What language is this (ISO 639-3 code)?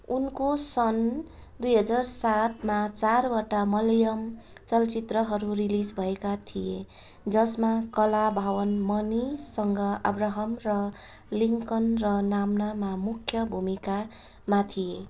nep